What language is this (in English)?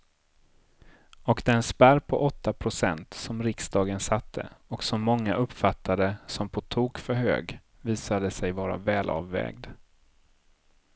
Swedish